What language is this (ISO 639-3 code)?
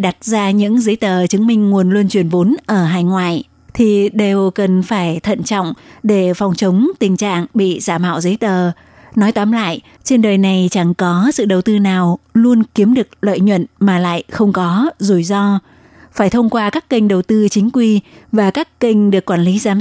vie